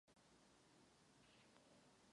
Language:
Czech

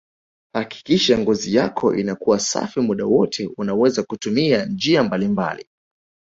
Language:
Swahili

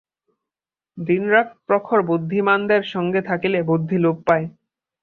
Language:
Bangla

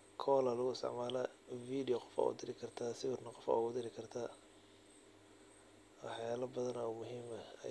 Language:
Somali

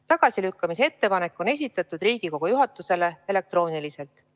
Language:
Estonian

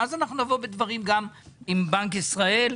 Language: Hebrew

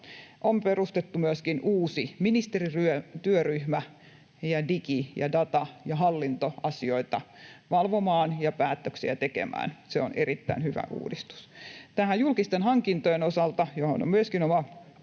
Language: Finnish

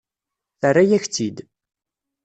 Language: Kabyle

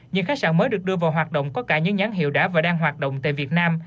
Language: Vietnamese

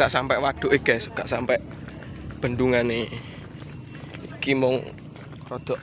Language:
Indonesian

